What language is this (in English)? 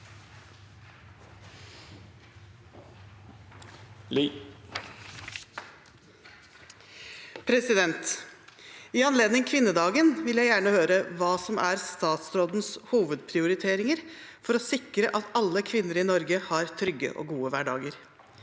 Norwegian